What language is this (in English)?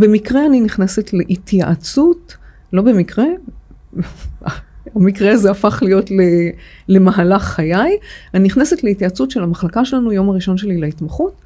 Hebrew